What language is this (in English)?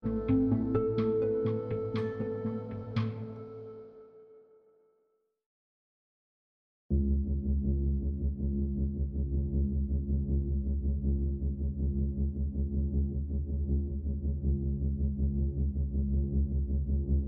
Greek